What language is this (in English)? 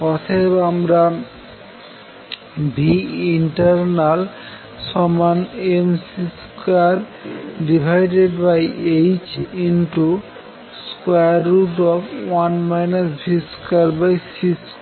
Bangla